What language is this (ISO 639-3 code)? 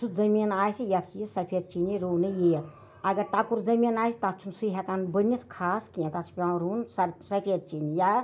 kas